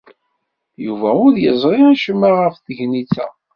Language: Kabyle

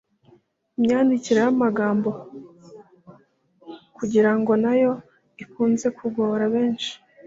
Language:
Kinyarwanda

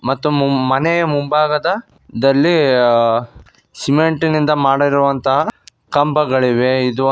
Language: Kannada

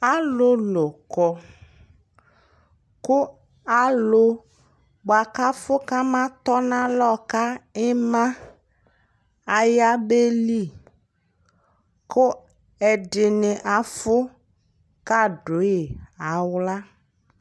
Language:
Ikposo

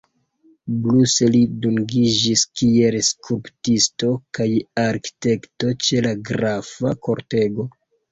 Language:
Esperanto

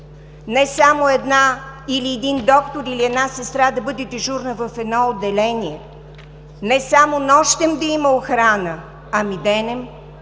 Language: Bulgarian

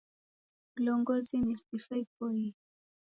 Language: Taita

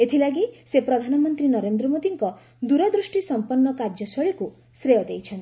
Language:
Odia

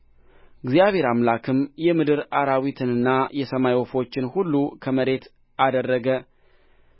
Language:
Amharic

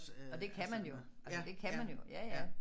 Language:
Danish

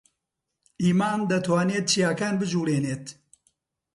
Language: Central Kurdish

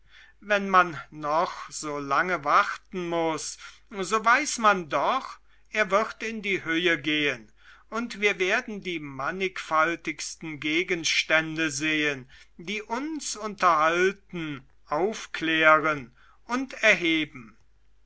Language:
German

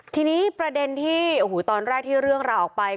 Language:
Thai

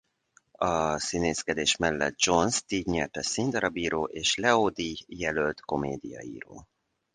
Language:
Hungarian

